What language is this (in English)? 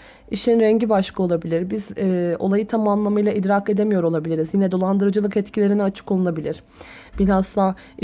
Turkish